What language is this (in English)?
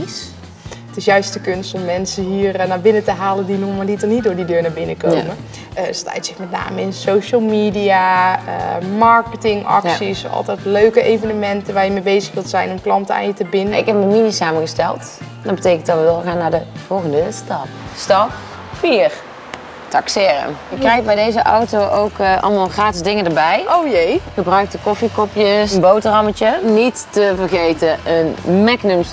Dutch